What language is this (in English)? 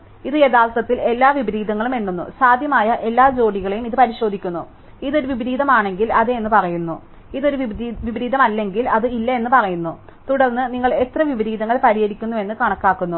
Malayalam